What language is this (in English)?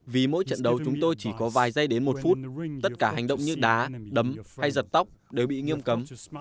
Vietnamese